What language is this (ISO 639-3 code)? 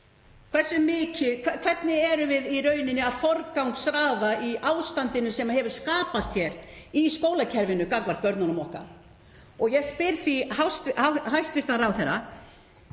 isl